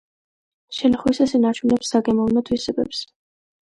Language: Georgian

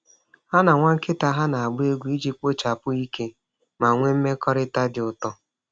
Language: Igbo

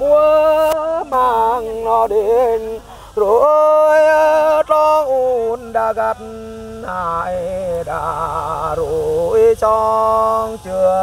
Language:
Vietnamese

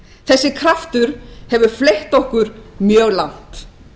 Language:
Icelandic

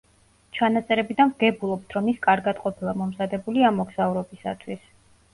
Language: Georgian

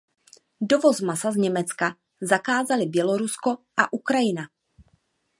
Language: Czech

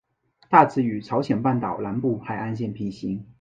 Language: Chinese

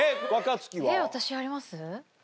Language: Japanese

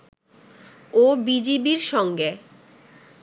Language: Bangla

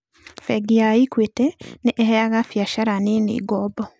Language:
Kikuyu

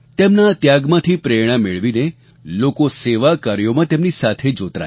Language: Gujarati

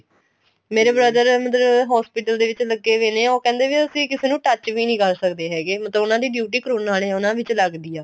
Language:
Punjabi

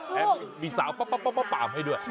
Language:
Thai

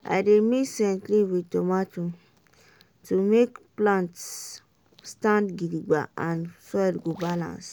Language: Nigerian Pidgin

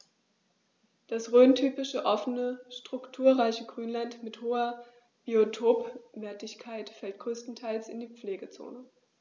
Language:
German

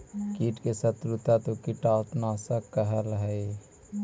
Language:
Magahi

